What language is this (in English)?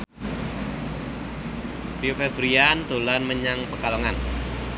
Javanese